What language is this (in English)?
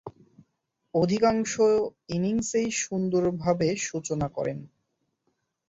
Bangla